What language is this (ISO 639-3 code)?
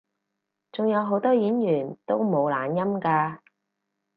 yue